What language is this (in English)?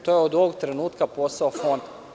Serbian